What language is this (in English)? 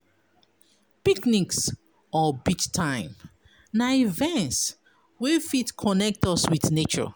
Nigerian Pidgin